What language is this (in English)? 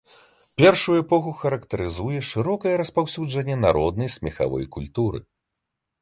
Belarusian